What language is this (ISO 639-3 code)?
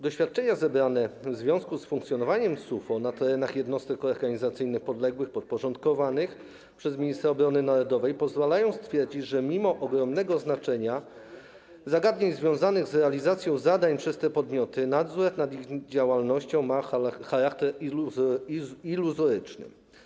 pol